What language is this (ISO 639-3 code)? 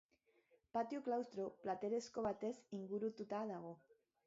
eus